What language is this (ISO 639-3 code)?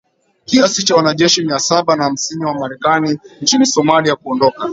swa